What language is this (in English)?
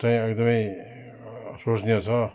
Nepali